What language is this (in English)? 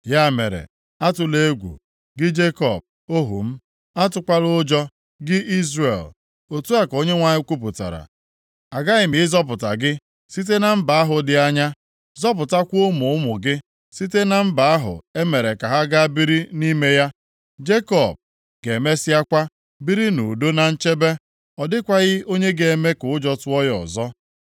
Igbo